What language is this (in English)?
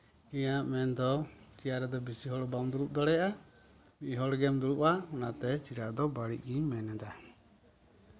Santali